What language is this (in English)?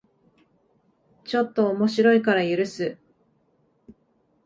Japanese